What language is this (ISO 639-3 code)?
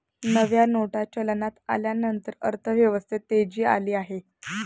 mar